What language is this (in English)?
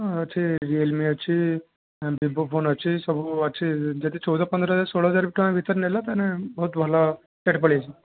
Odia